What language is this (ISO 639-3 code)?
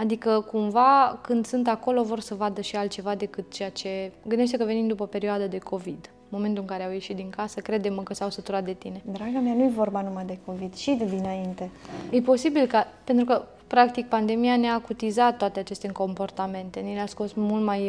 ron